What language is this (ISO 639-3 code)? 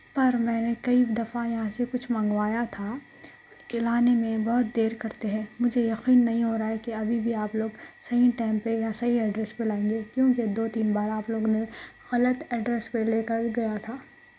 urd